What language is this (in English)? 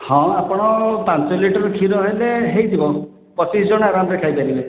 Odia